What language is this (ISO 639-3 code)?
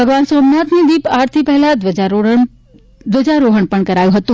guj